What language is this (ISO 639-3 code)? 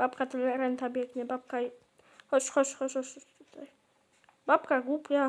pol